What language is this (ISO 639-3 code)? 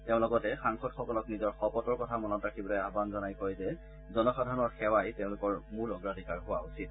asm